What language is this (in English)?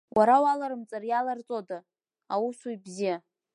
Abkhazian